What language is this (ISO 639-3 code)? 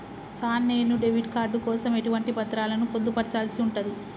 tel